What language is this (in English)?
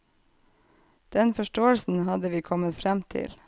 Norwegian